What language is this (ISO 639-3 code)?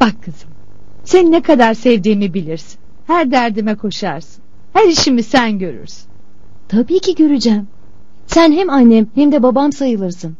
tur